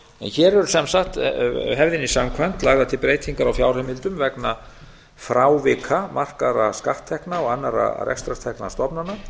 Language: Icelandic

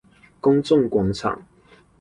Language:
Chinese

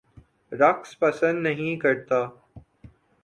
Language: Urdu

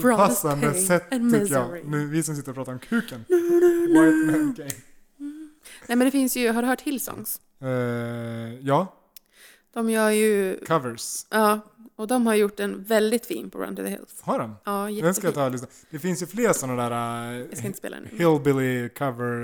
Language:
Swedish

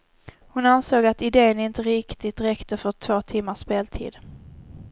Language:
Swedish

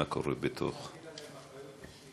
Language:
Hebrew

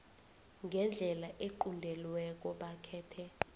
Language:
South Ndebele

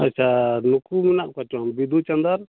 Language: Santali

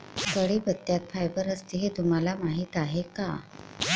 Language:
Marathi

